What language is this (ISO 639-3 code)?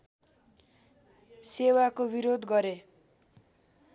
nep